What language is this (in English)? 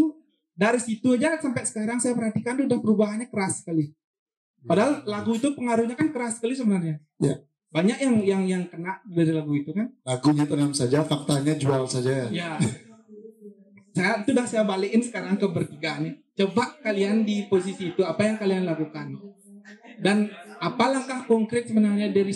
Indonesian